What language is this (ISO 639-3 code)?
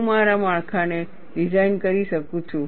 guj